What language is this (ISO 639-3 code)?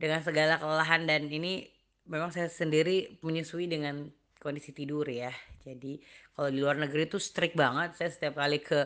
ind